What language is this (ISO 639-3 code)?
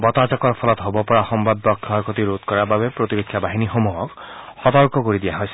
asm